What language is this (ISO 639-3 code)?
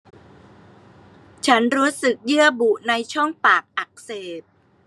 tha